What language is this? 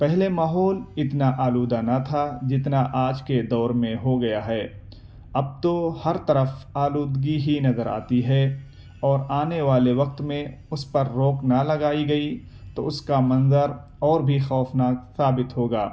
Urdu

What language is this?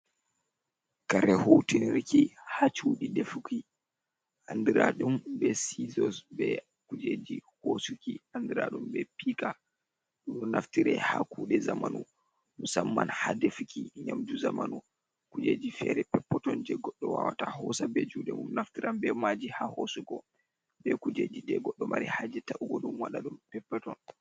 Fula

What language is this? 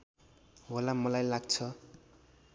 Nepali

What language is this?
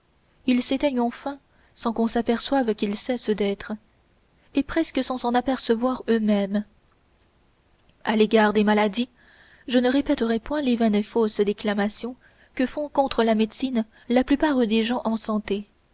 French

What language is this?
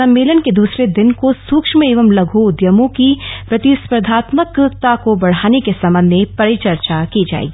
Hindi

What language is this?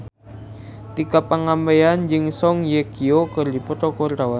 Sundanese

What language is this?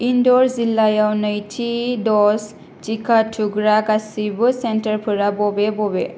Bodo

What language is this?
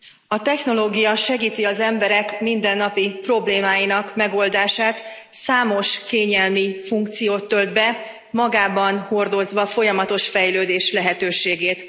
Hungarian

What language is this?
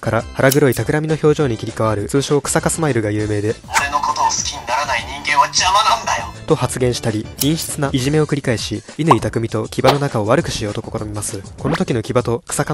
Japanese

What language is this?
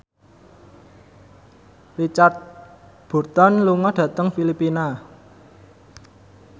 Javanese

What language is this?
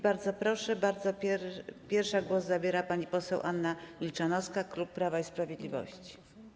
Polish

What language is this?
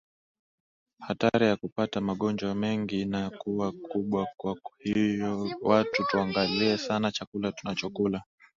Swahili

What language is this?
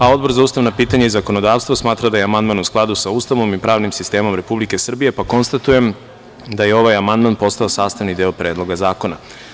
Serbian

